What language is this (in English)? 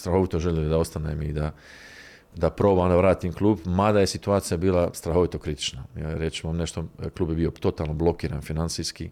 Croatian